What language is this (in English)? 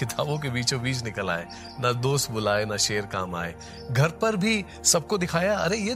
Hindi